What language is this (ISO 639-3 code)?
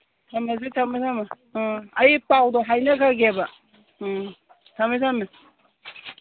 mni